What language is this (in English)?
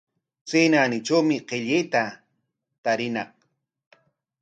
Corongo Ancash Quechua